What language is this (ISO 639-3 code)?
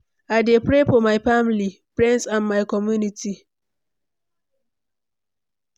pcm